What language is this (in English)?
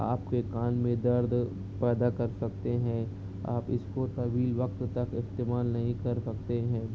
Urdu